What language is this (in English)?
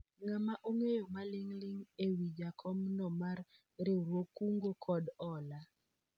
Luo (Kenya and Tanzania)